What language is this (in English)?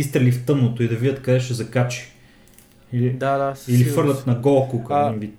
Bulgarian